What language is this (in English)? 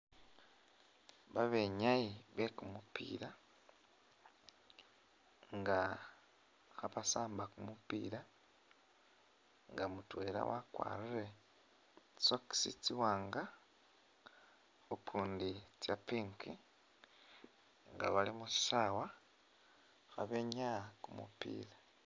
Masaaba